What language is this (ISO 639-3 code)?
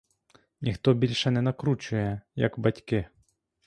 ukr